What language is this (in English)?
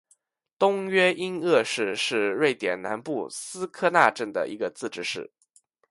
Chinese